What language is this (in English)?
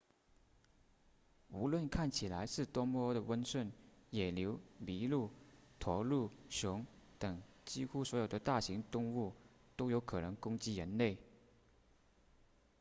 Chinese